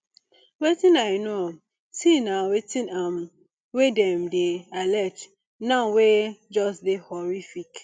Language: Nigerian Pidgin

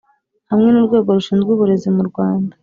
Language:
Kinyarwanda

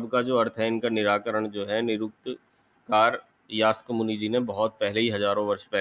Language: Hindi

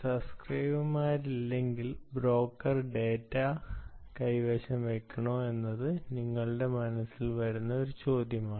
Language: Malayalam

